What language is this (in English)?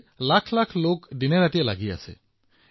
Assamese